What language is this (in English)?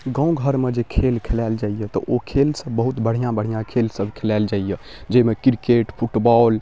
Maithili